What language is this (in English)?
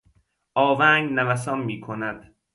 Persian